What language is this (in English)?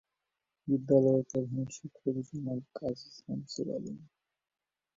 Bangla